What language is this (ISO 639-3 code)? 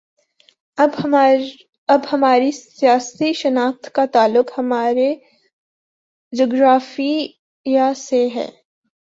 urd